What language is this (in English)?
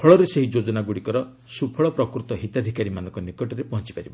Odia